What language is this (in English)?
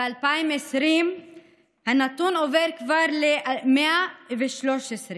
Hebrew